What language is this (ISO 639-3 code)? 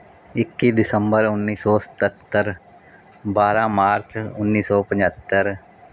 pan